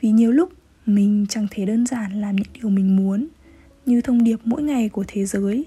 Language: Vietnamese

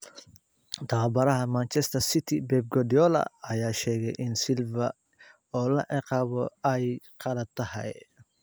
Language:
Somali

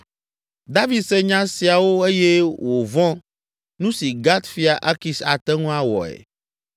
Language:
Ewe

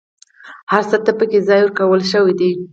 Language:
Pashto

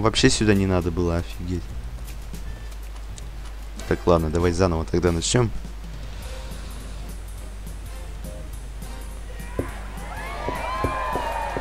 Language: Russian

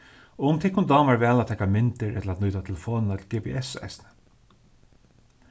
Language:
Faroese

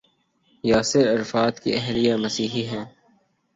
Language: Urdu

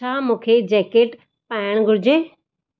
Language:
Sindhi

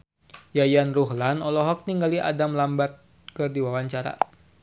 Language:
Sundanese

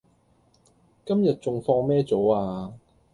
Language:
Cantonese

